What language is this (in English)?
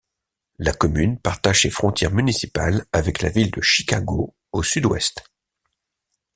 French